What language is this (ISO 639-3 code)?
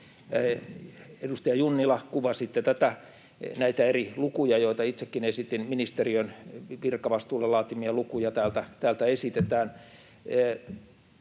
fin